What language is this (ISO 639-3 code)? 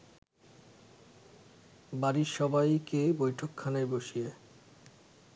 ben